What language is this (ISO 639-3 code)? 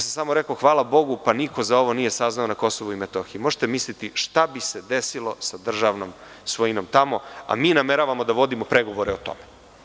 srp